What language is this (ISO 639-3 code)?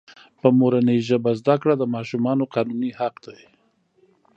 pus